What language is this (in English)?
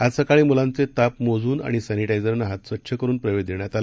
Marathi